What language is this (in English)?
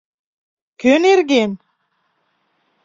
Mari